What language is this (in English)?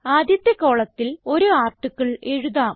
Malayalam